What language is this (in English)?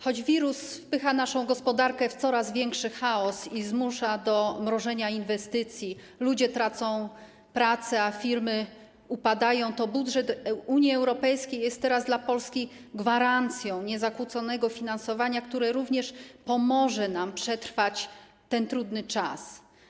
Polish